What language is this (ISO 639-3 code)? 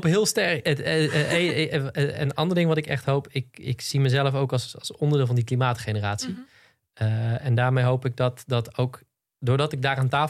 nld